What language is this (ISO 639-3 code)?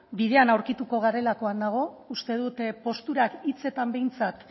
eus